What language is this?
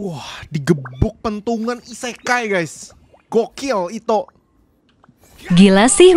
Thai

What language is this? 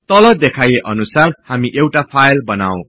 Nepali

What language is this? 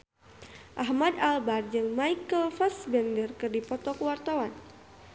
Sundanese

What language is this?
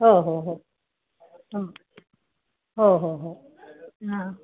Marathi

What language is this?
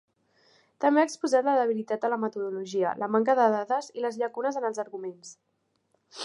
Catalan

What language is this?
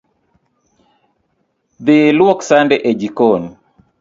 Luo (Kenya and Tanzania)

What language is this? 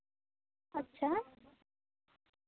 Santali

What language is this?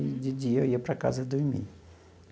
Portuguese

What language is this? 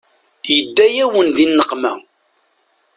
Kabyle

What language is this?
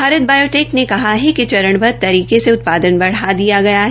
Hindi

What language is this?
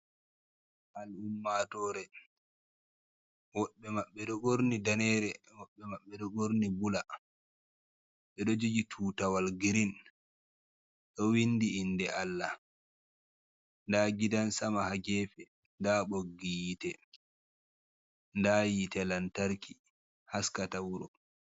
Fula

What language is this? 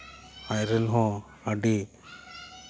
Santali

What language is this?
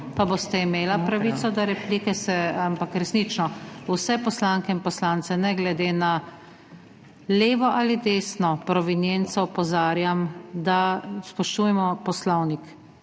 Slovenian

